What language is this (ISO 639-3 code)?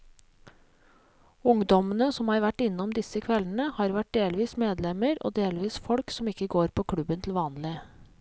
nor